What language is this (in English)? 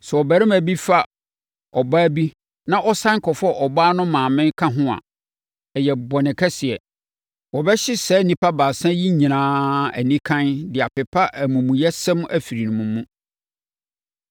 Akan